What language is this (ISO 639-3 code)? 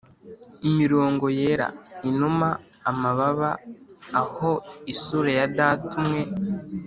kin